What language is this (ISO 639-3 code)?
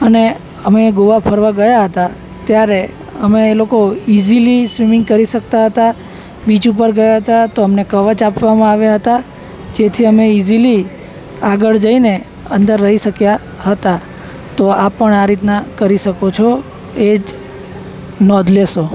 guj